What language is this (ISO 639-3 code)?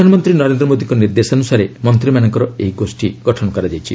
ori